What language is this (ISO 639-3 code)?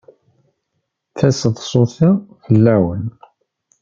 kab